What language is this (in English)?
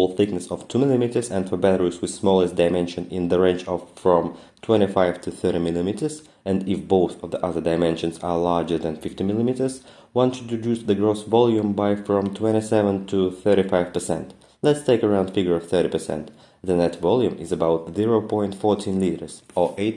English